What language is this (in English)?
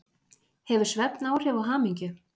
Icelandic